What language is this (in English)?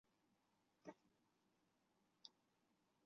Chinese